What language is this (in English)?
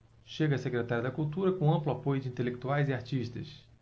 Portuguese